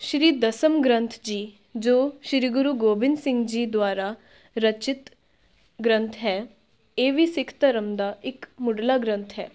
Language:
Punjabi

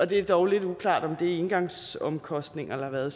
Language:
Danish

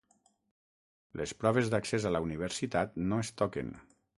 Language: Catalan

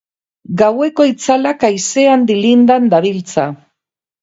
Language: Basque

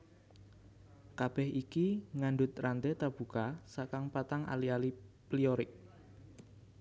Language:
Javanese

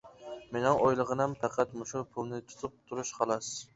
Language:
Uyghur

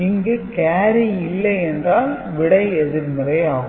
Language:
Tamil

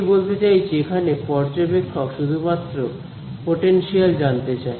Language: Bangla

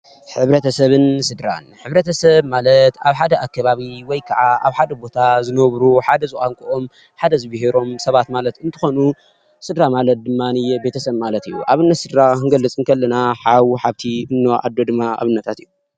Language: Tigrinya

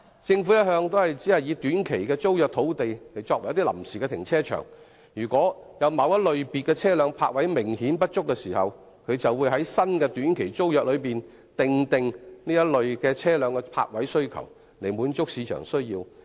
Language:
Cantonese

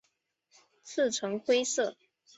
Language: Chinese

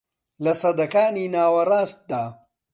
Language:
Central Kurdish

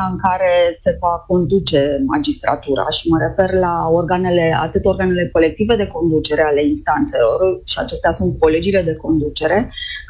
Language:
Romanian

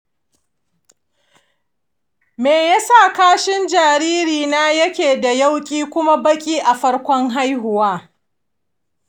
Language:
Hausa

